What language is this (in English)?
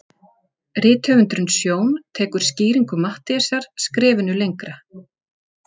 Icelandic